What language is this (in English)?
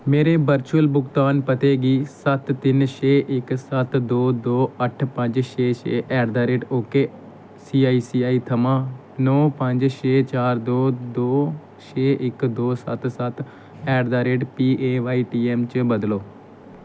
Dogri